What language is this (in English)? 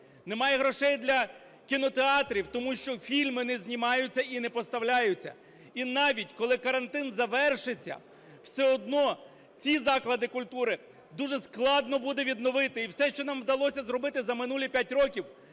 Ukrainian